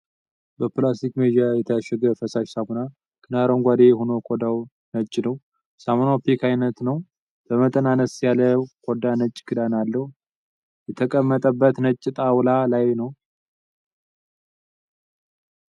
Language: Amharic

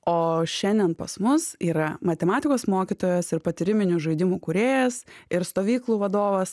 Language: Lithuanian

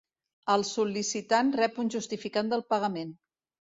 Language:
Catalan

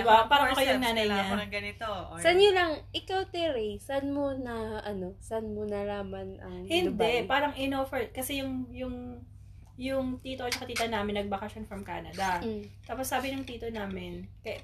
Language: Filipino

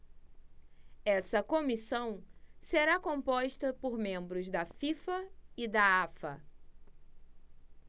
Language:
Portuguese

